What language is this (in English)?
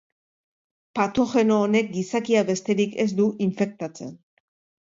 Basque